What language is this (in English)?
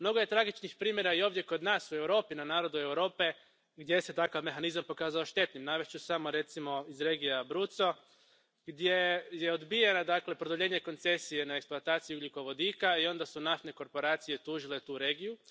Croatian